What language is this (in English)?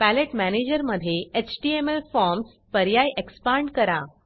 Marathi